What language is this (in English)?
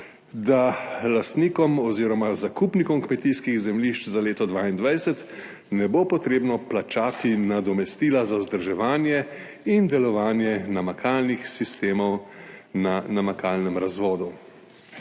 Slovenian